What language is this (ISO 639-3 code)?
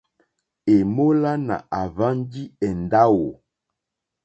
bri